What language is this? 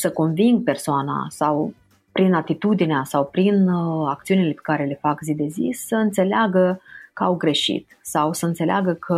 Romanian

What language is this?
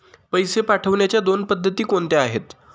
Marathi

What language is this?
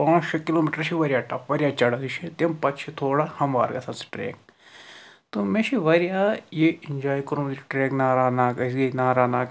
Kashmiri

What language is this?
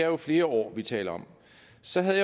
Danish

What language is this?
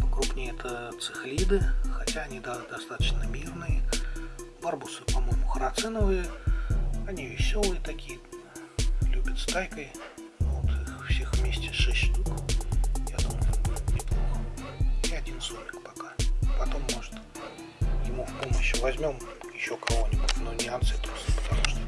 Russian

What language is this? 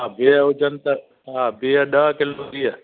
Sindhi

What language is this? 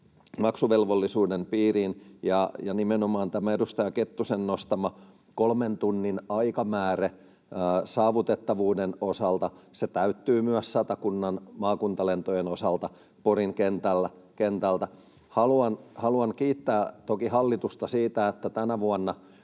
Finnish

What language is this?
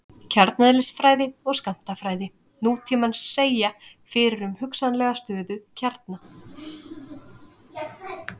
Icelandic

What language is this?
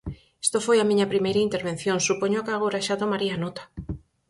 Galician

